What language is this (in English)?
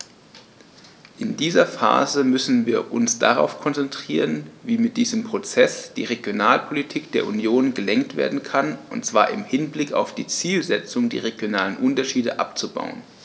German